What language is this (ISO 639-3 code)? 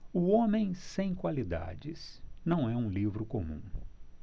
por